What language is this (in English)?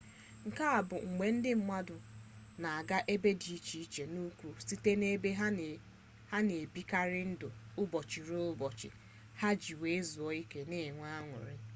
Igbo